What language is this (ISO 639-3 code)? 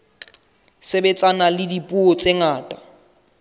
sot